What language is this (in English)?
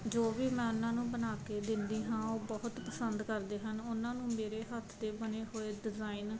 Punjabi